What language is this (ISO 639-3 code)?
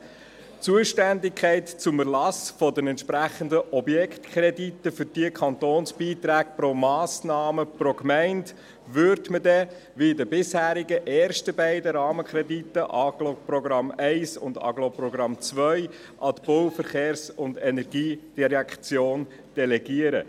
gsw